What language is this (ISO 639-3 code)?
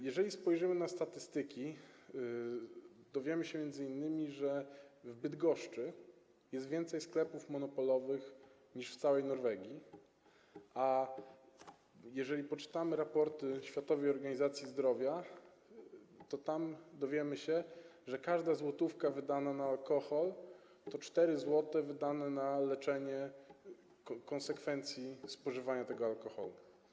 pol